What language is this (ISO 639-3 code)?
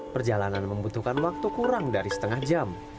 ind